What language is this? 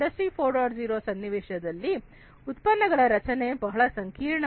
Kannada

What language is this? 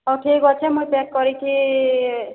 Odia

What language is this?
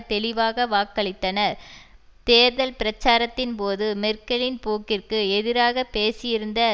Tamil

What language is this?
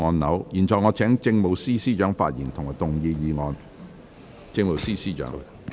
Cantonese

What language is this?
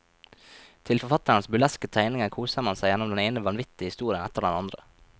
Norwegian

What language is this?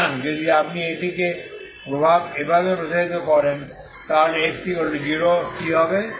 Bangla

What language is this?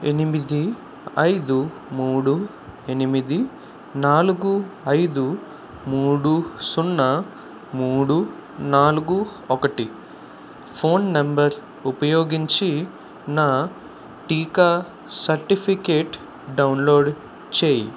Telugu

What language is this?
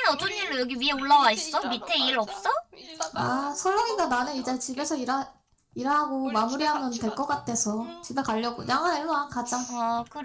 Korean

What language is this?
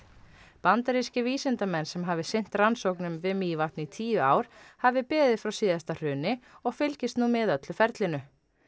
Icelandic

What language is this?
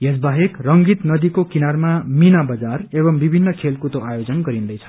Nepali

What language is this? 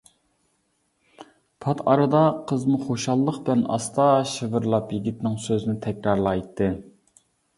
Uyghur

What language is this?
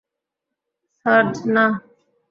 Bangla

